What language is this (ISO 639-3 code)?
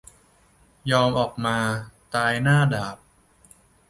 tha